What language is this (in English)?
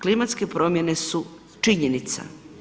Croatian